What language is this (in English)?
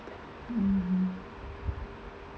English